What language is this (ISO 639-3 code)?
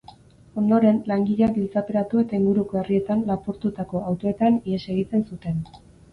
eus